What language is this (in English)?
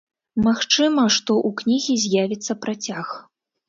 Belarusian